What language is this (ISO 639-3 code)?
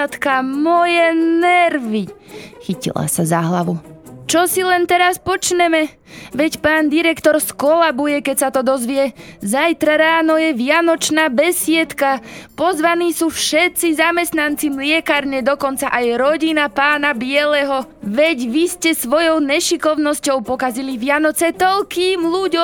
slk